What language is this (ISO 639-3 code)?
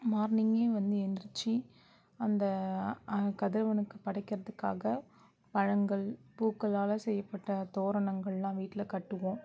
tam